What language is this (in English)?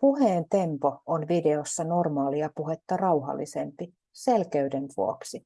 Finnish